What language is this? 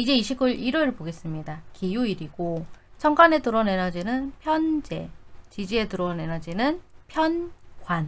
Korean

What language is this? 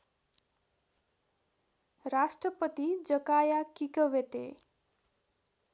Nepali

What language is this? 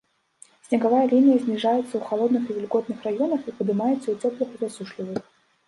Belarusian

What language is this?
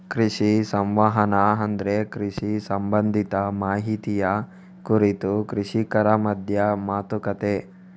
Kannada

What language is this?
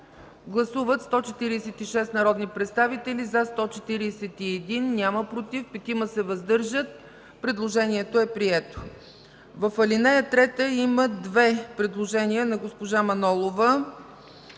Bulgarian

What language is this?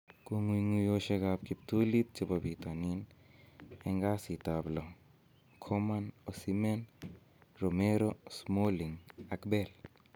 Kalenjin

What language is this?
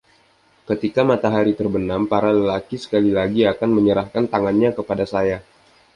Indonesian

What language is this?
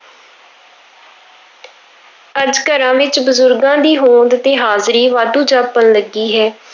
Punjabi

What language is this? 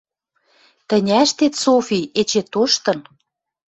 Western Mari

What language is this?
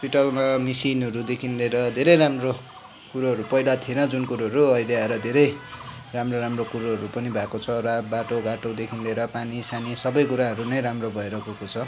Nepali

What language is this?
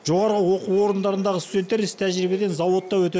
Kazakh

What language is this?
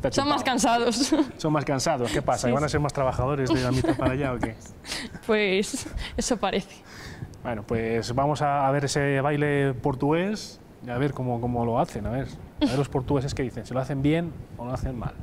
Spanish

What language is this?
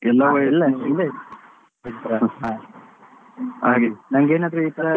Kannada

